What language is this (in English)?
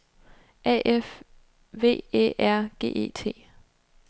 Danish